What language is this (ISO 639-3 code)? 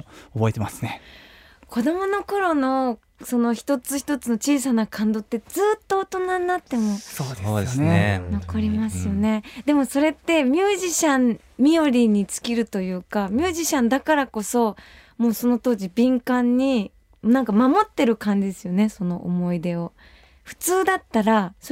jpn